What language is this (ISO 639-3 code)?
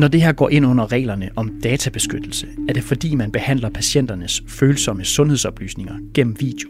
dan